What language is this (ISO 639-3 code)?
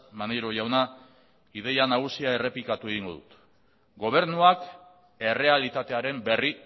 eus